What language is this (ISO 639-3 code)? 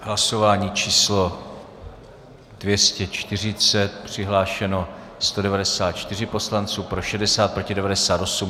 ces